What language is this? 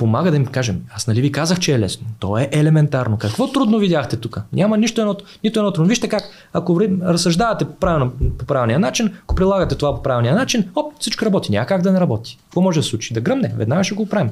Bulgarian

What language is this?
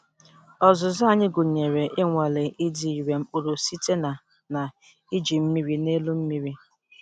Igbo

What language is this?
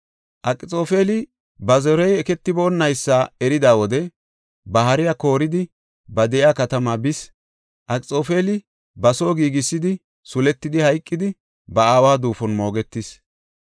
Gofa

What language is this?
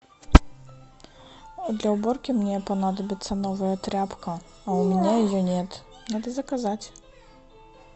Russian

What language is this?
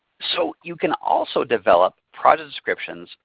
English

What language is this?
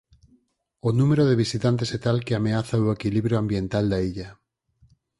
Galician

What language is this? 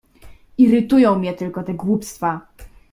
Polish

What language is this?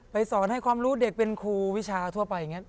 Thai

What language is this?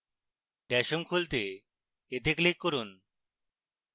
Bangla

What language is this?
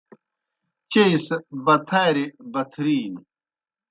Kohistani Shina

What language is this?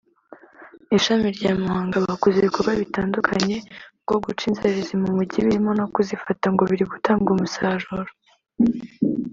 Kinyarwanda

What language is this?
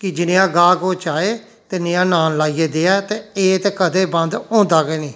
Dogri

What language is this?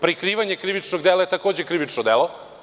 Serbian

